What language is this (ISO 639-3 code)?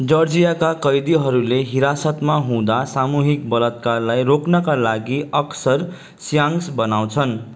nep